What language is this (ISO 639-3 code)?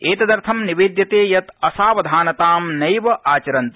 san